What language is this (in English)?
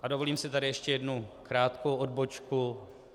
Czech